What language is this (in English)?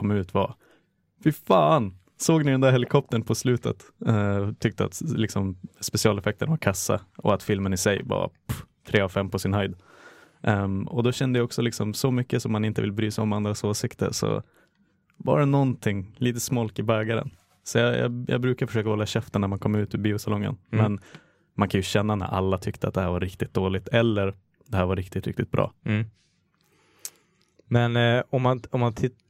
Swedish